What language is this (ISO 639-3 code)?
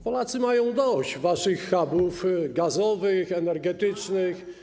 pol